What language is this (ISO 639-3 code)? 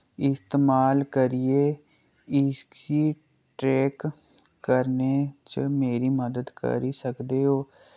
doi